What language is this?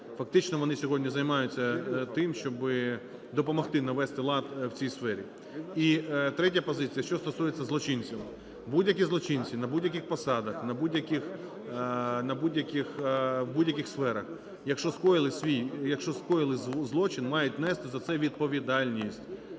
Ukrainian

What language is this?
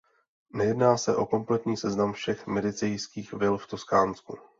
Czech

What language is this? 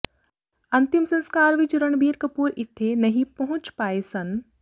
Punjabi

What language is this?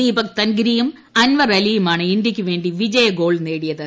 Malayalam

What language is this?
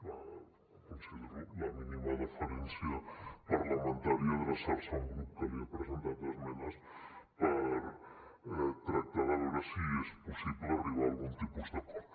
Catalan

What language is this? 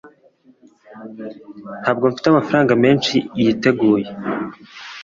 Kinyarwanda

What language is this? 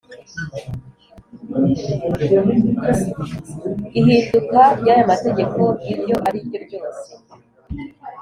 Kinyarwanda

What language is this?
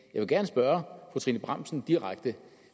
Danish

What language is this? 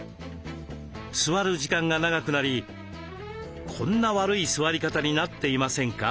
Japanese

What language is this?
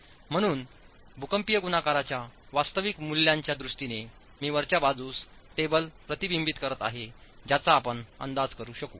Marathi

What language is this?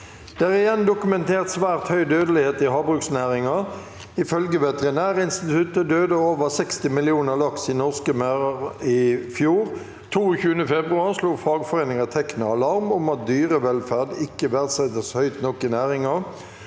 Norwegian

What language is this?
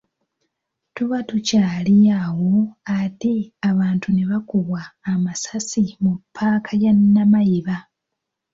Ganda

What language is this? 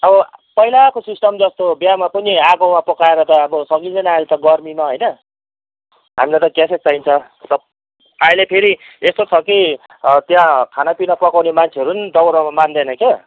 Nepali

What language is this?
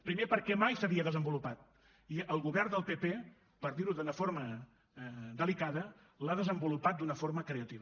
Catalan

